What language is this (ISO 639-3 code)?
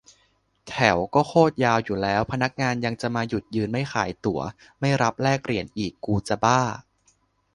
tha